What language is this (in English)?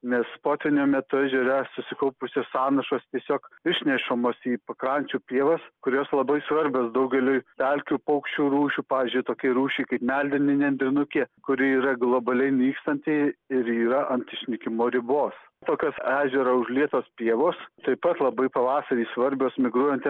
Lithuanian